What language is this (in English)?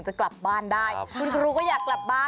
Thai